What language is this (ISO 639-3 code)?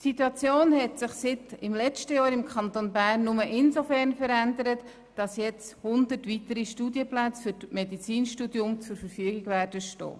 gsw